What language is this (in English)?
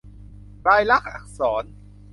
Thai